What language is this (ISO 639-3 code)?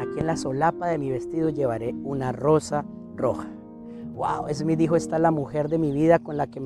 spa